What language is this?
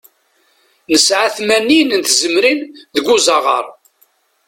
Kabyle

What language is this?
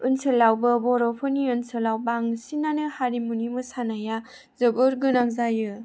Bodo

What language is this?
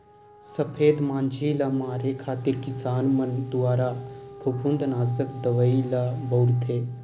Chhattisgarhi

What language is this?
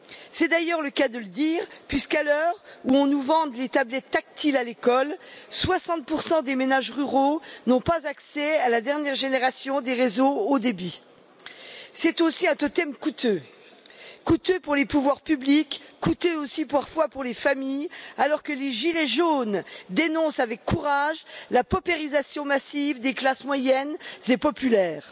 French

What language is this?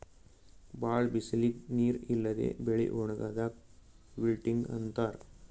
Kannada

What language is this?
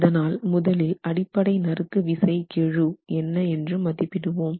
Tamil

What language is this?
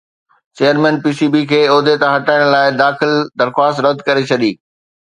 Sindhi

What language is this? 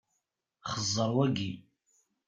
Kabyle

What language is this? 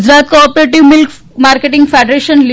Gujarati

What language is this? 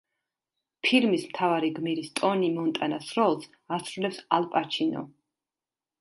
Georgian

